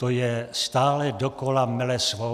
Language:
Czech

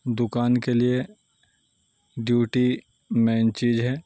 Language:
Urdu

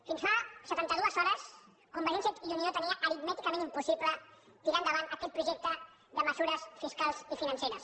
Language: Catalan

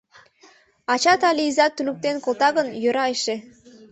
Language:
Mari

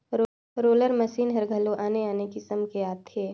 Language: Chhattisgarhi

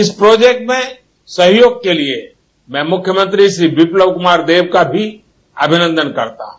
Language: Hindi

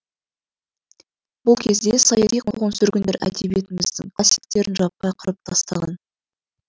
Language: Kazakh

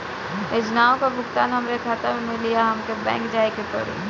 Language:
Bhojpuri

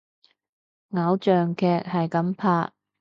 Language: Cantonese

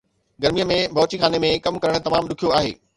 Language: Sindhi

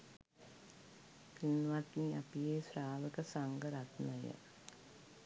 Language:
Sinhala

